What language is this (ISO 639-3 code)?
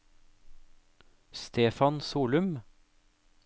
nor